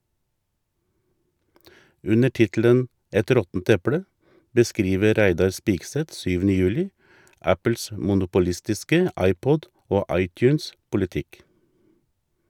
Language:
Norwegian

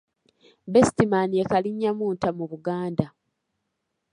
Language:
Ganda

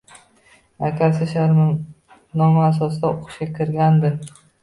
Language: Uzbek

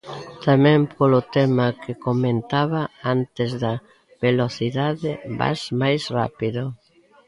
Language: Galician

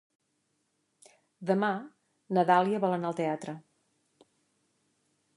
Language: Catalan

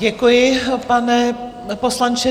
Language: Czech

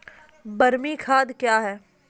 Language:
Maithili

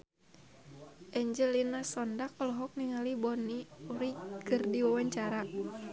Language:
Sundanese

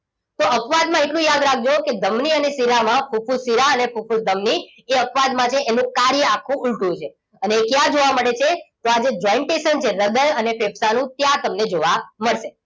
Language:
Gujarati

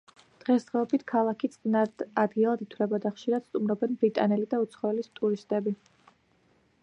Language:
Georgian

